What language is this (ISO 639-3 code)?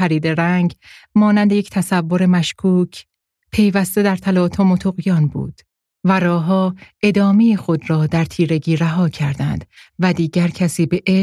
fas